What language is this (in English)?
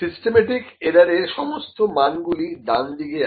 Bangla